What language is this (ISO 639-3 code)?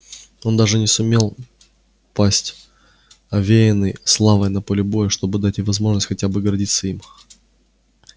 rus